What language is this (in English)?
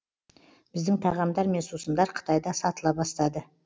Kazakh